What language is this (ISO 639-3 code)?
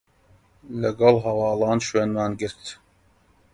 ckb